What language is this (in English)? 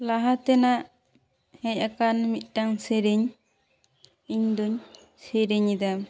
Santali